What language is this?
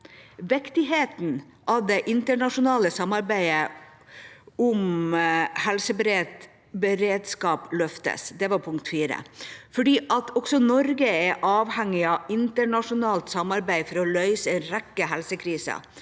Norwegian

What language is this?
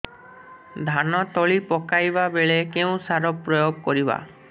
Odia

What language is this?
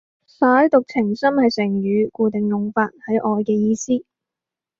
Cantonese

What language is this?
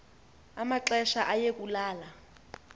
Xhosa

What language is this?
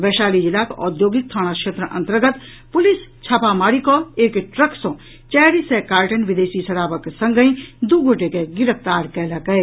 Maithili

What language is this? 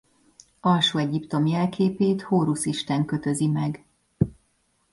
Hungarian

